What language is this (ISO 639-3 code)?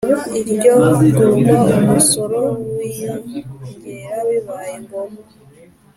kin